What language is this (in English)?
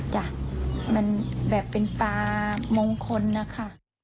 Thai